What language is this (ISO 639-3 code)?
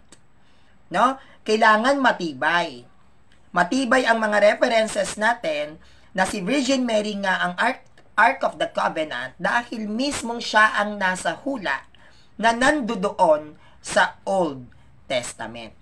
fil